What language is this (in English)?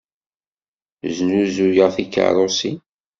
Kabyle